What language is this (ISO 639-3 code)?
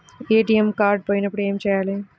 tel